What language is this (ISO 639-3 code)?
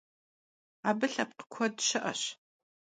kbd